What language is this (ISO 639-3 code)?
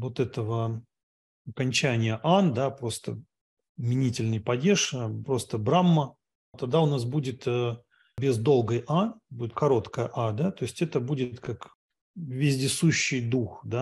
rus